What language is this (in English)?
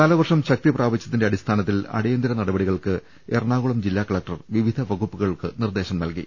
Malayalam